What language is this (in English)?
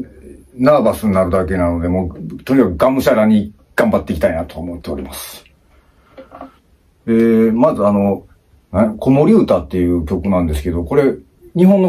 Japanese